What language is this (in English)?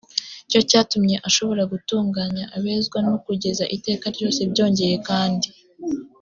Kinyarwanda